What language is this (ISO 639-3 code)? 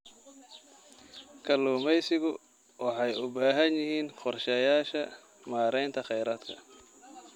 som